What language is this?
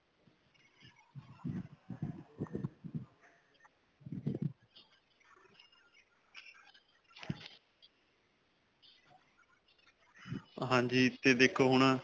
Punjabi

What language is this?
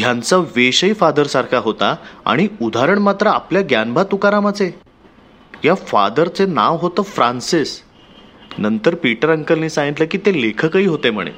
Marathi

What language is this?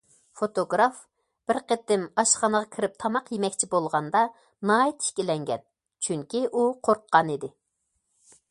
Uyghur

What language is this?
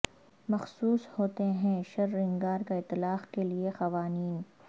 Urdu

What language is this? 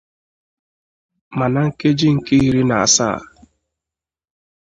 Igbo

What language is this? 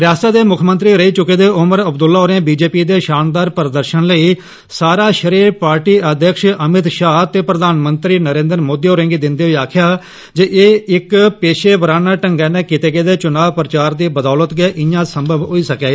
Dogri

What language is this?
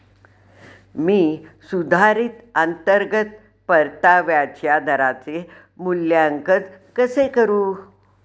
Marathi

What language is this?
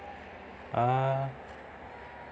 Santali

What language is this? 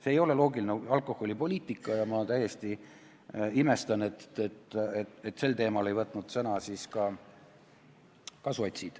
Estonian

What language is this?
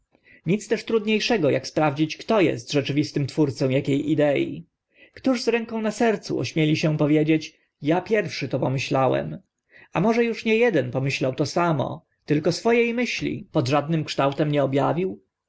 Polish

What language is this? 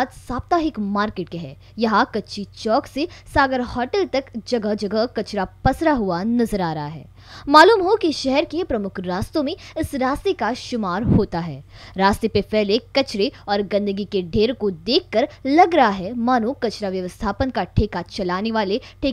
Hindi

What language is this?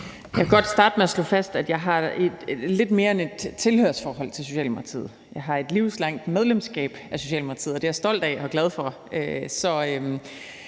Danish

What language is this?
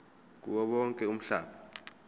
Zulu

